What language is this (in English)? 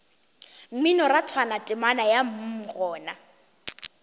Northern Sotho